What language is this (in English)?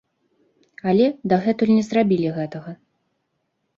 Belarusian